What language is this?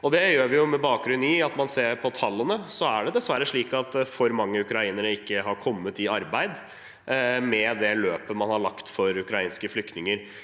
Norwegian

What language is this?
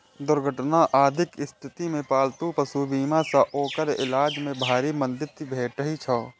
Maithili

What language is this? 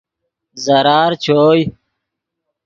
Yidgha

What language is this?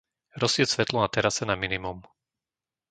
Slovak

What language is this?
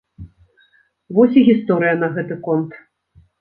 Belarusian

